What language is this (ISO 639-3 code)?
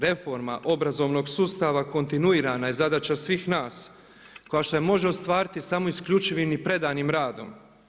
hrv